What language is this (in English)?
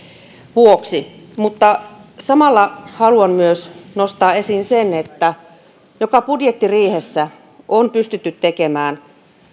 Finnish